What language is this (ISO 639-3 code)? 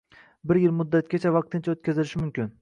uzb